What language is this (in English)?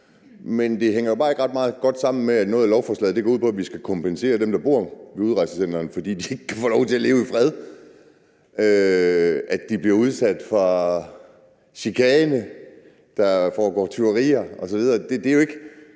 Danish